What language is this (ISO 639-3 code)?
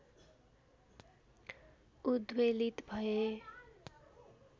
nep